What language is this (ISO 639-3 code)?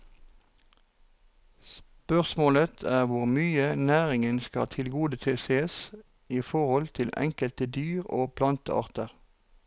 nor